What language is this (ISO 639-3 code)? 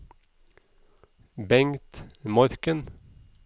nor